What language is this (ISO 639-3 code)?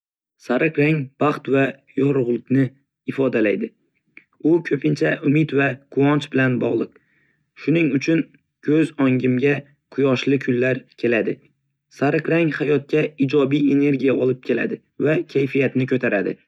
uzb